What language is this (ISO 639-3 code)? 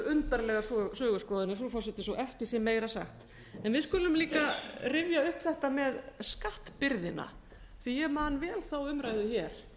isl